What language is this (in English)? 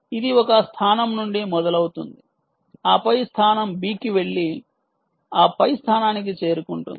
Telugu